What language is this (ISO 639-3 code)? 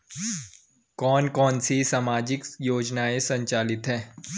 hin